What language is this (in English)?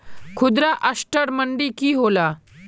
Magahi